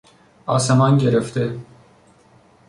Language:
Persian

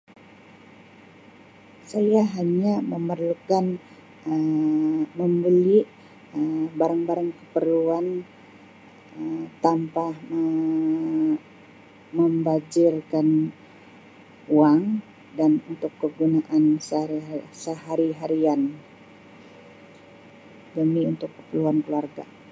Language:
Sabah Malay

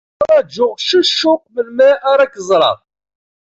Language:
Kabyle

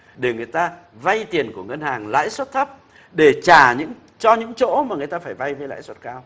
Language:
Vietnamese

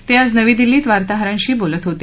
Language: Marathi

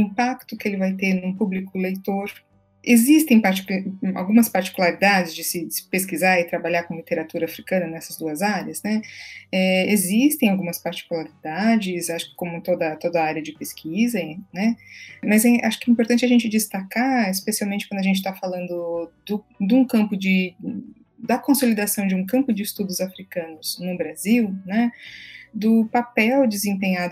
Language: Portuguese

